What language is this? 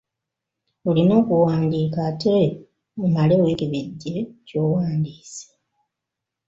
Ganda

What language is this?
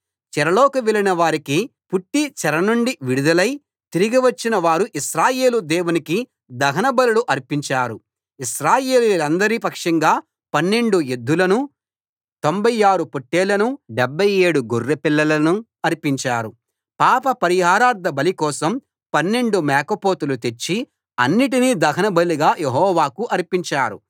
Telugu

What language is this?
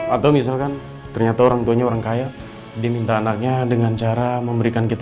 Indonesian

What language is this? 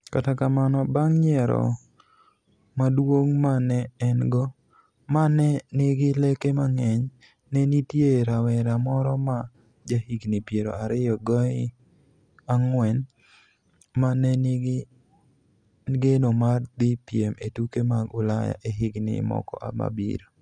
Luo (Kenya and Tanzania)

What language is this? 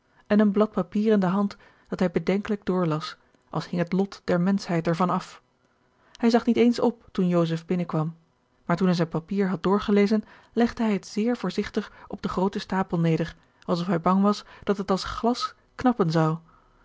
Dutch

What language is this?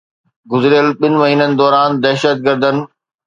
Sindhi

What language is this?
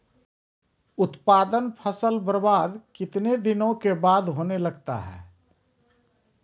Maithili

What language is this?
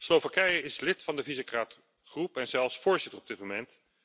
Dutch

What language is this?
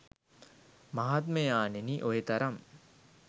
Sinhala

